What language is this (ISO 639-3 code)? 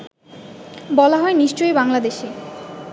ben